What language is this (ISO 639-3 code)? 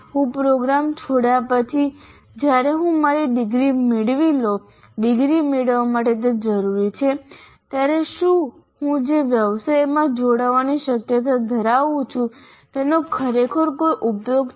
guj